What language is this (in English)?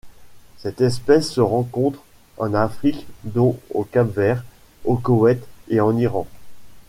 French